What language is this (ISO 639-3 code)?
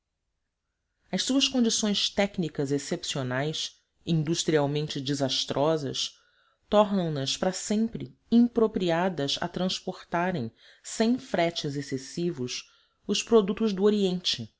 por